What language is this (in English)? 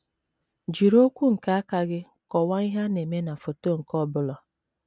Igbo